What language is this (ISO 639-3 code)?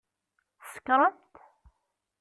kab